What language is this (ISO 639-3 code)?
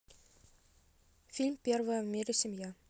rus